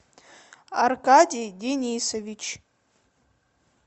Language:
Russian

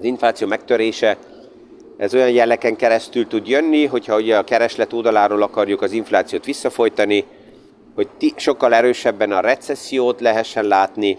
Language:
Hungarian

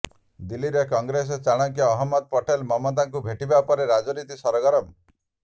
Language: Odia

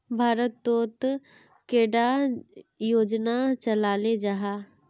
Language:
Magahi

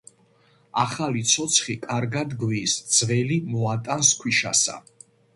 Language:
Georgian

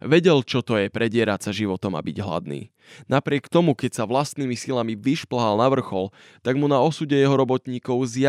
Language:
Slovak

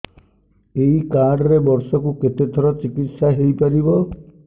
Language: Odia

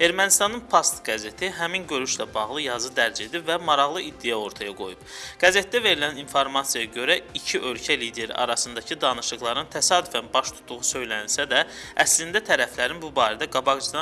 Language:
Azerbaijani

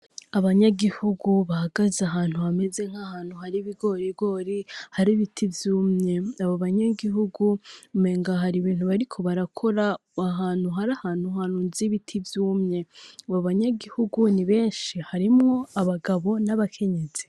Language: Rundi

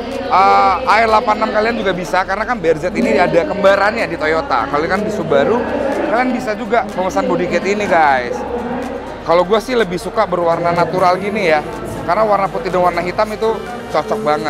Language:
Indonesian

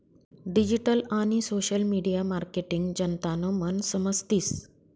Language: Marathi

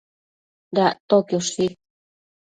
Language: Matsés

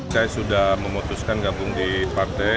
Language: Indonesian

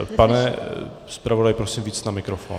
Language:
Czech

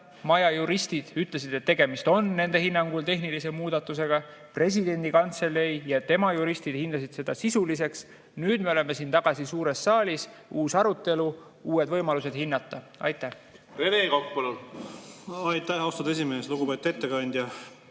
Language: Estonian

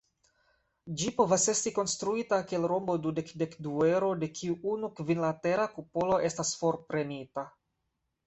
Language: Esperanto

